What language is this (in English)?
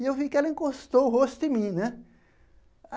Portuguese